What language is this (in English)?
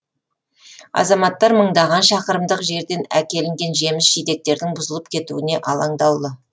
Kazakh